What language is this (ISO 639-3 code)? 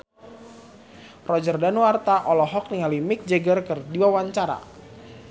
sun